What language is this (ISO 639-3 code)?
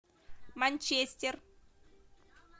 rus